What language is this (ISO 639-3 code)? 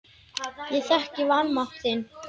isl